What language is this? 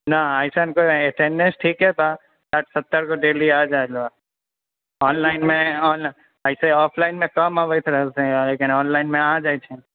Maithili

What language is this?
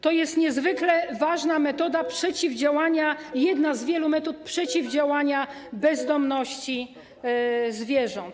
Polish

